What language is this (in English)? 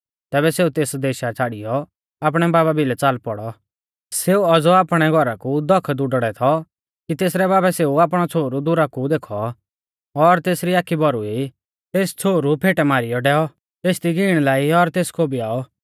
Mahasu Pahari